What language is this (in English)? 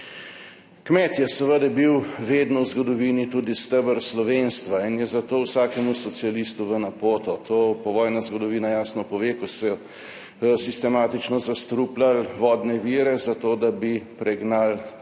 Slovenian